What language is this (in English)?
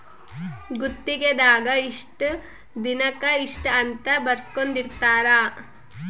Kannada